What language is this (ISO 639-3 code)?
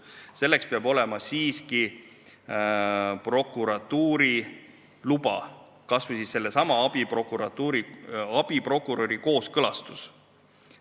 est